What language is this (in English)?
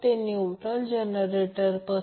Marathi